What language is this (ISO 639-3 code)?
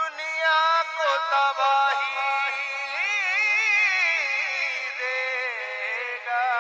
hin